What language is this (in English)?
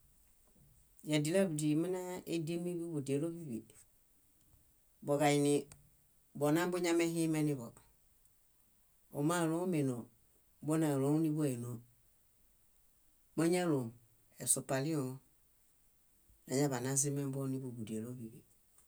Bayot